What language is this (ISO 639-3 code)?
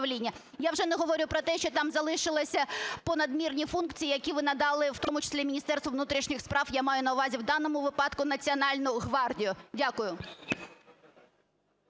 ukr